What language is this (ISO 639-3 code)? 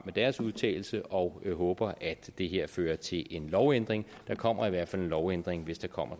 dan